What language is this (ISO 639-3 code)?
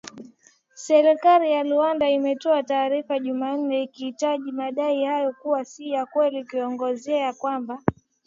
swa